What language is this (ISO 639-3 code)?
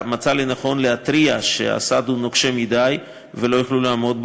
heb